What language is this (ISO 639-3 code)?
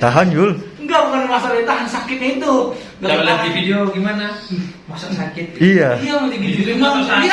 ind